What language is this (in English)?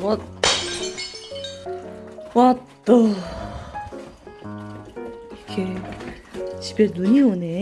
Korean